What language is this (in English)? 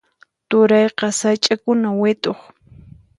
Puno Quechua